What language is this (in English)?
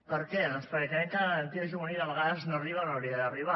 Catalan